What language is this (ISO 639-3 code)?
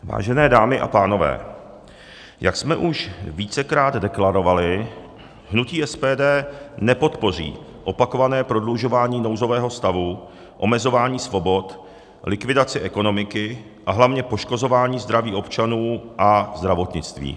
ces